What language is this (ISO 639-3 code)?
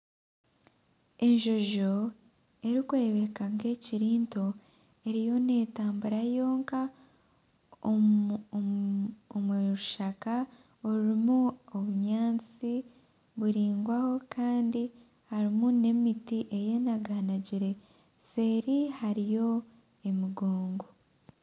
nyn